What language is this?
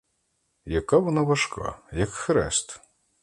Ukrainian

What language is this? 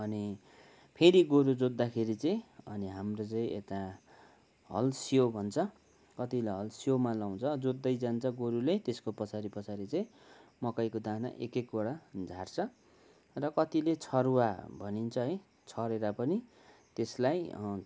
Nepali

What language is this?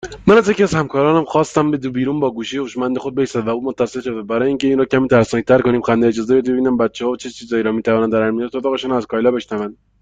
Persian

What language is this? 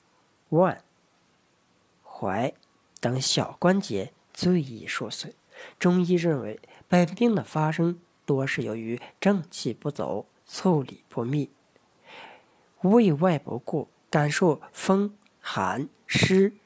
Chinese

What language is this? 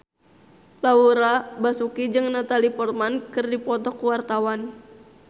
Sundanese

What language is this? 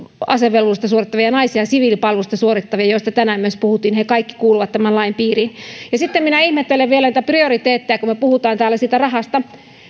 Finnish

